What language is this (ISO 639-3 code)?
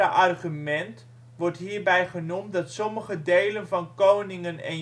nld